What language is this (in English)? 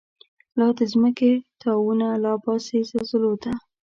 Pashto